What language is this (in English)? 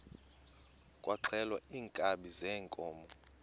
Xhosa